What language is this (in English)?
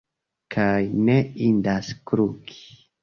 Esperanto